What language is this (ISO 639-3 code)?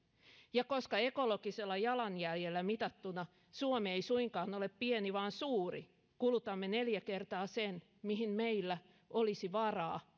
fin